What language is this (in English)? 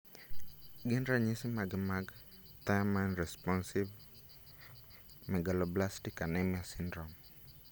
Luo (Kenya and Tanzania)